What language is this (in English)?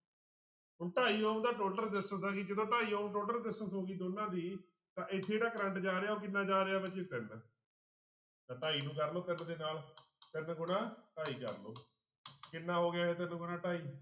Punjabi